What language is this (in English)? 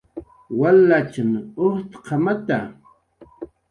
Jaqaru